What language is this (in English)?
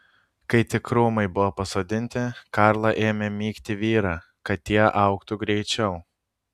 Lithuanian